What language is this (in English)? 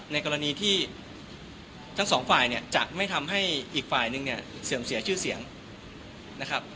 Thai